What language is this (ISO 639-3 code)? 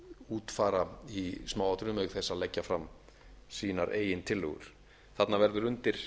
isl